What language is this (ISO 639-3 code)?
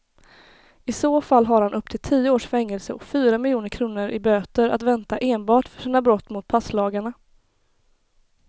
swe